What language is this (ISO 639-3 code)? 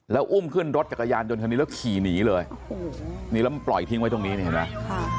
tha